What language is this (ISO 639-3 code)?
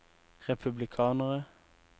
nor